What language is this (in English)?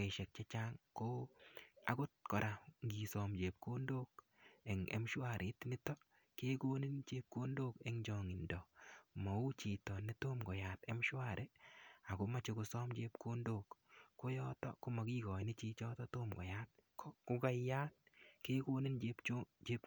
Kalenjin